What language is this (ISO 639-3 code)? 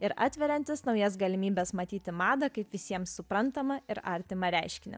lit